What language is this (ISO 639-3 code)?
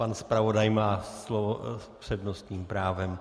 ces